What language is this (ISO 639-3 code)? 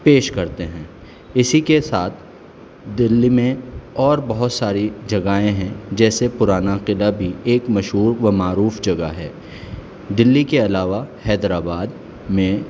urd